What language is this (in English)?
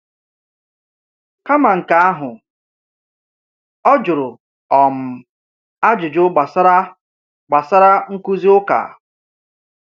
Igbo